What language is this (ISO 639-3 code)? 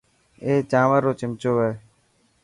mki